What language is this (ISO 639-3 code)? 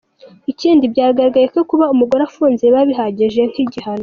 kin